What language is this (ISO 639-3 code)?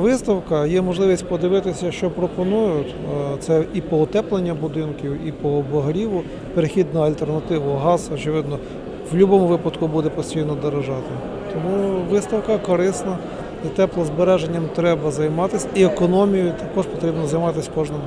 ukr